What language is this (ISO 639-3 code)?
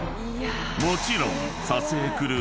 jpn